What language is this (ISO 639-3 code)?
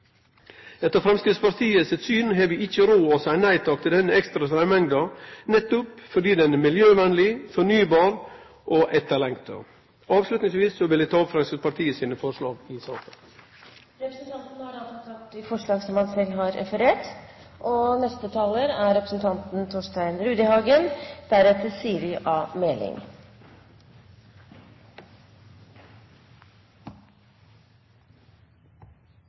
nno